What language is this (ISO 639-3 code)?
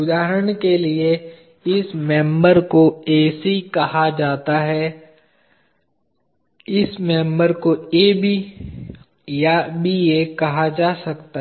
hin